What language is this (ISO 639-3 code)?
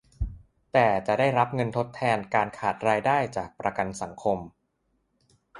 tha